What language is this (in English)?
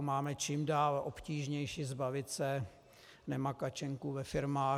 Czech